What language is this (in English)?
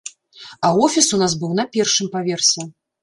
Belarusian